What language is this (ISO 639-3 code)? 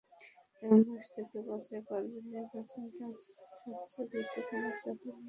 ben